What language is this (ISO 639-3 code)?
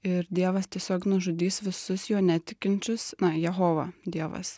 lit